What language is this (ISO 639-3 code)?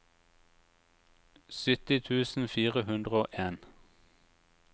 nor